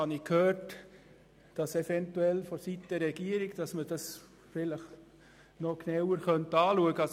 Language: Swiss German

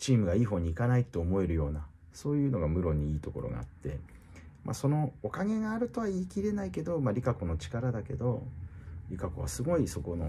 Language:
Japanese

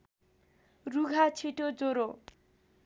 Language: Nepali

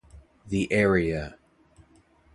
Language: English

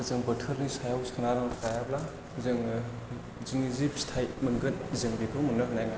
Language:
Bodo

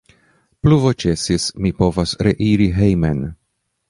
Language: Esperanto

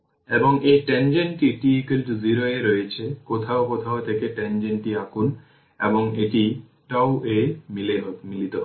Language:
Bangla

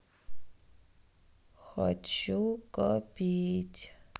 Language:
Russian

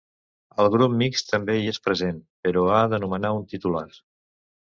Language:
Catalan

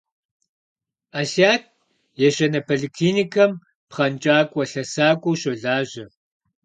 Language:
Kabardian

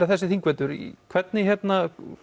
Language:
Icelandic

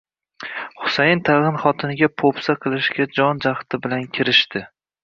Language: Uzbek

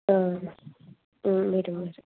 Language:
Malayalam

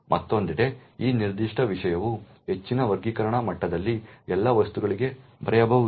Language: Kannada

